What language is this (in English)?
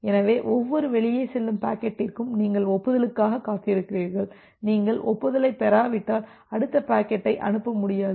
Tamil